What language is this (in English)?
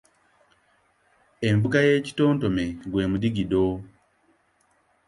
Ganda